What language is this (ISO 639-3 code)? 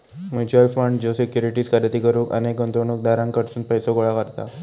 mar